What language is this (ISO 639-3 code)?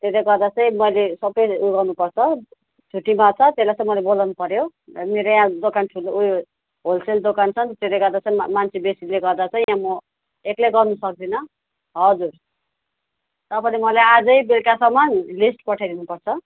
nep